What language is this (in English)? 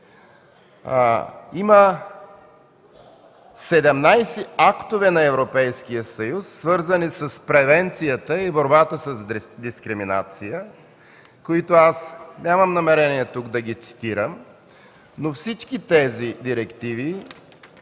Bulgarian